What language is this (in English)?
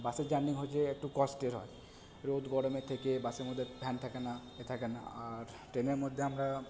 Bangla